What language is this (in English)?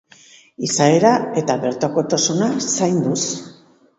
Basque